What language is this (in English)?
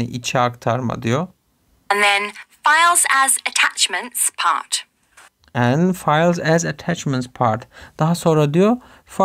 Turkish